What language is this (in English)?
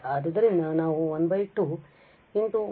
Kannada